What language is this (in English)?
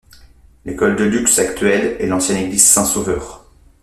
French